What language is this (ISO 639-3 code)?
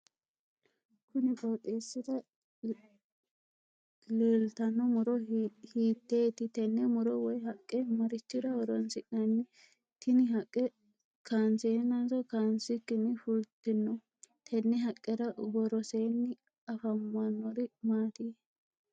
sid